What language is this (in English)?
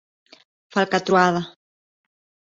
Galician